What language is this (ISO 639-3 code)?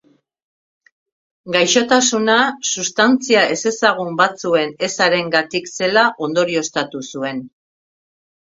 eus